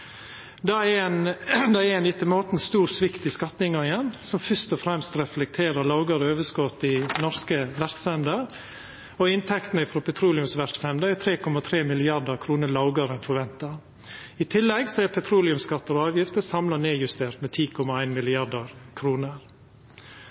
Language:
Norwegian Nynorsk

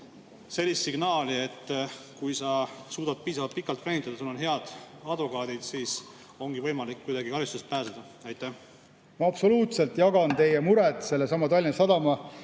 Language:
Estonian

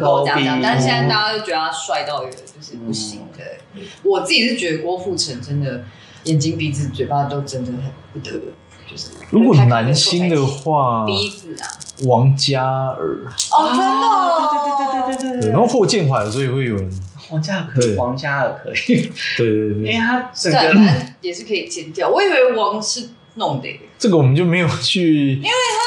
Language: Chinese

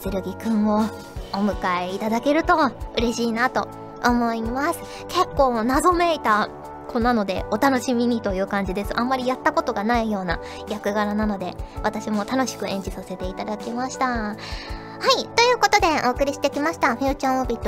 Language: Japanese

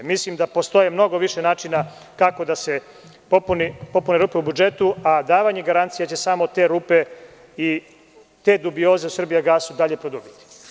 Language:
Serbian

